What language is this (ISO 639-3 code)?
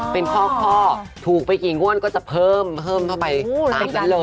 tha